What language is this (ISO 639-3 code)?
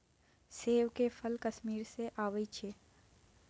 mai